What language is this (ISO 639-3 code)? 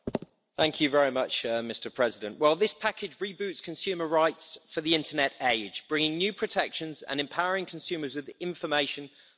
eng